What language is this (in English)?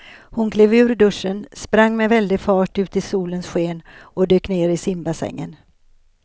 Swedish